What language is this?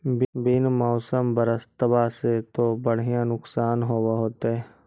Magahi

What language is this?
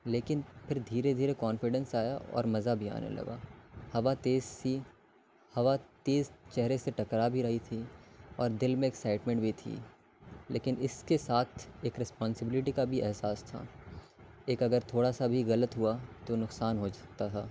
Urdu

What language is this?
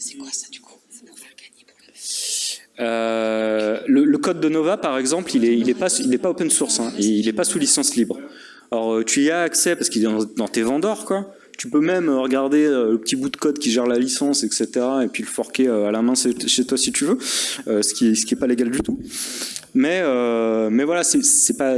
French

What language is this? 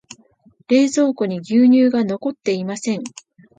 Japanese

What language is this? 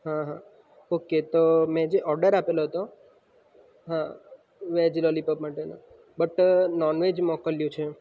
Gujarati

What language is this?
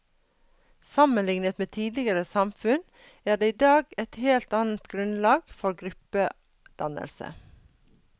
Norwegian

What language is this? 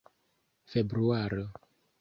Esperanto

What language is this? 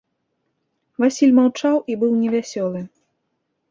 Belarusian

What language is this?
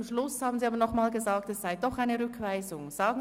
Swiss German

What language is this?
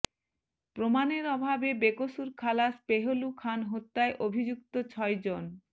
Bangla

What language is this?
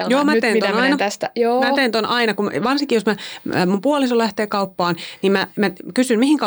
Finnish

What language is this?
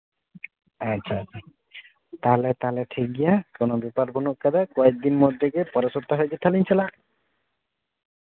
Santali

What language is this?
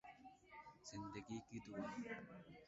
Urdu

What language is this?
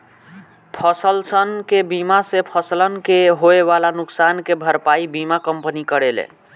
Bhojpuri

